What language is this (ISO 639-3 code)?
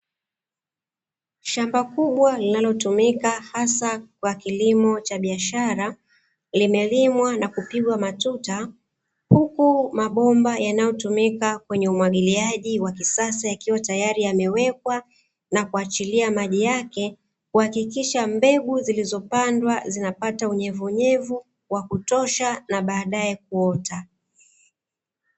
swa